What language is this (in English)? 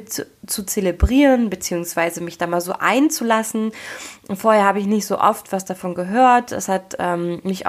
German